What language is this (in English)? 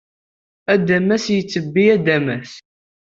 Kabyle